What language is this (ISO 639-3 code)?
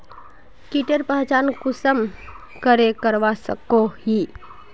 mag